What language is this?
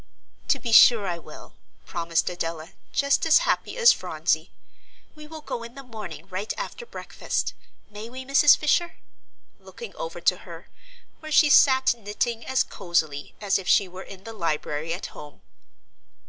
English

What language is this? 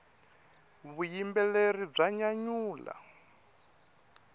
Tsonga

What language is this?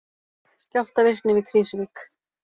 Icelandic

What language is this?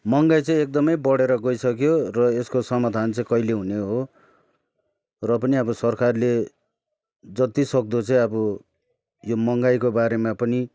Nepali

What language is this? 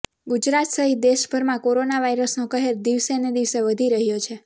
Gujarati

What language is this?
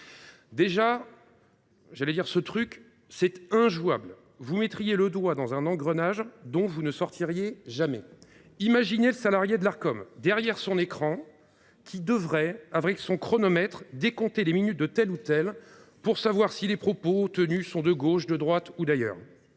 French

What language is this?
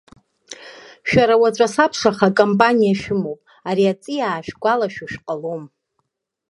Abkhazian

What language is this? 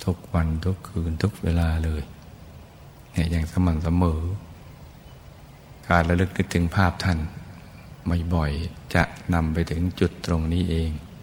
Thai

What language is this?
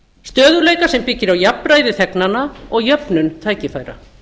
Icelandic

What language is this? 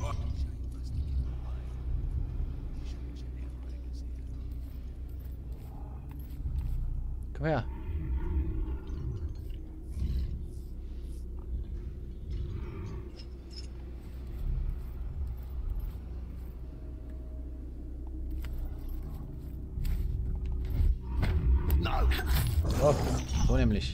German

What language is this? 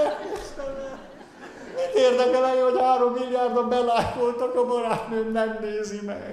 Hungarian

